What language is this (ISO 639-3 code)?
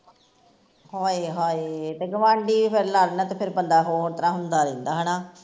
pan